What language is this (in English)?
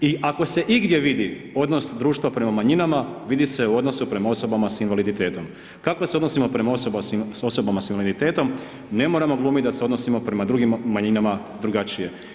Croatian